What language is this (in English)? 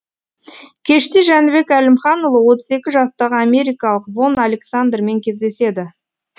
Kazakh